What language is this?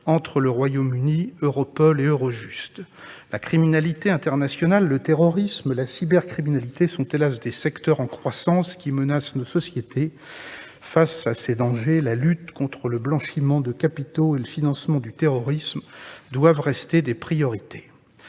French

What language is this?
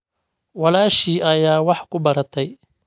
Somali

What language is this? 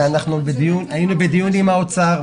Hebrew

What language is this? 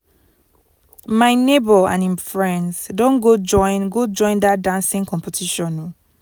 Nigerian Pidgin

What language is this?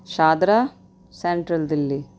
Urdu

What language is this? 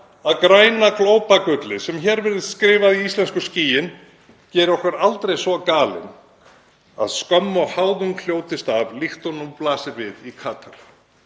Icelandic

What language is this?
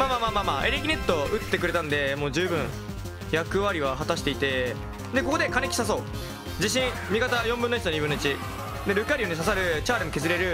Japanese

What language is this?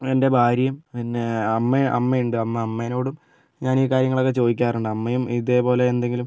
Malayalam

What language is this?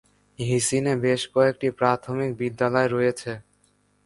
Bangla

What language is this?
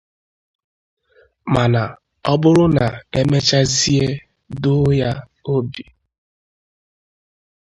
Igbo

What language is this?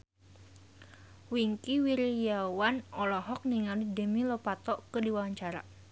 Sundanese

